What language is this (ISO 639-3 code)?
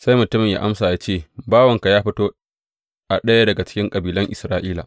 hau